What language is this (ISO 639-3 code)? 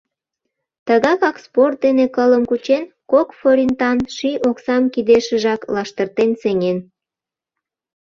chm